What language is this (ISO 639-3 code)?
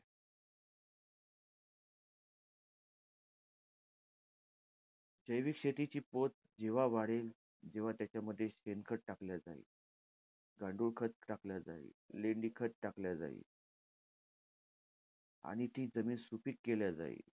mar